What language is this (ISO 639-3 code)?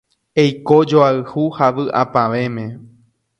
grn